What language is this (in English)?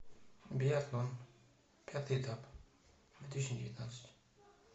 Russian